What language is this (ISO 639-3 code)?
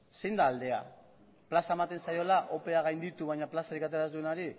eus